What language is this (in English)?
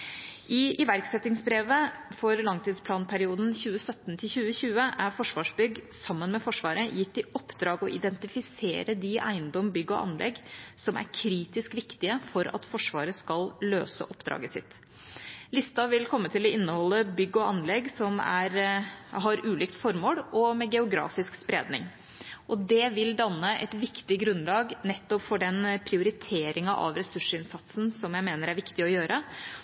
Norwegian Bokmål